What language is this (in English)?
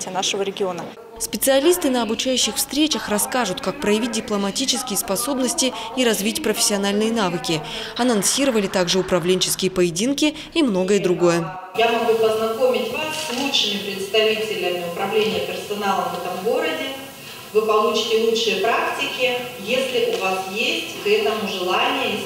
Russian